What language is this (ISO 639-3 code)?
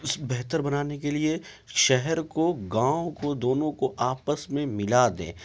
urd